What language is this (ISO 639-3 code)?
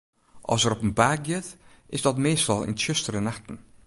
fry